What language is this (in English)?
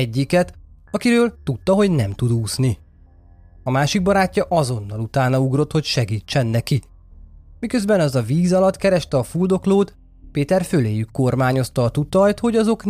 Hungarian